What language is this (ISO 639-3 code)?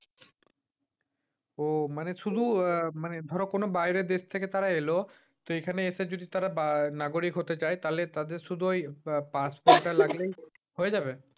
ben